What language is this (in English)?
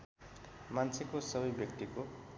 Nepali